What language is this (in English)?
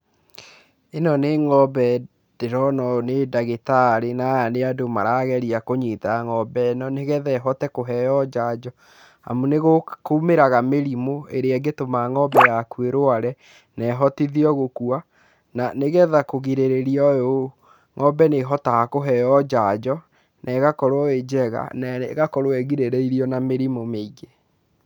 Kikuyu